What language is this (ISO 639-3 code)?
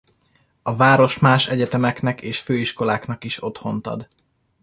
hun